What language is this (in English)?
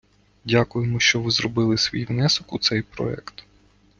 Ukrainian